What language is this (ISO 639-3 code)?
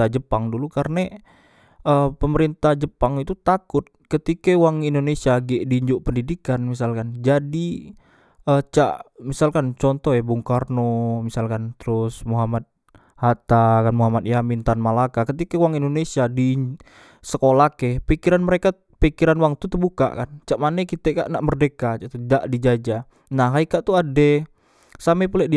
mui